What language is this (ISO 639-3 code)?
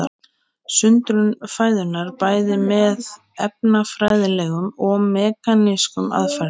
isl